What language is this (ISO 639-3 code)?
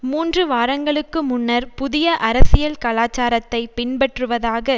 tam